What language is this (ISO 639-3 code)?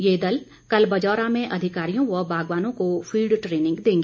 hin